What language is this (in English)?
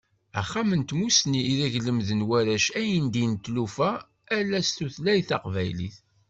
Kabyle